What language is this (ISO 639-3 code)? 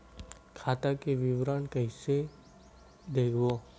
hne